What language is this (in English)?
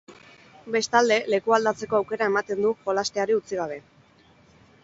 Basque